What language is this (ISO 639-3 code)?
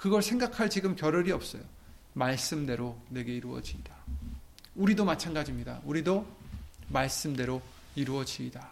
kor